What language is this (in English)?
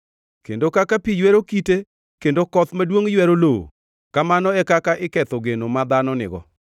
Luo (Kenya and Tanzania)